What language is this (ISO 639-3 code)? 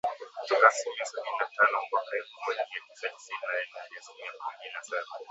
swa